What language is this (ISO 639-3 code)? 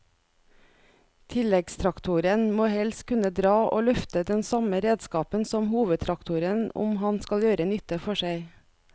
nor